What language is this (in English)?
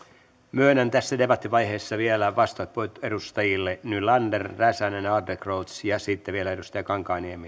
Finnish